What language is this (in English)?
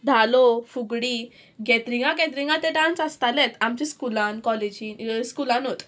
Konkani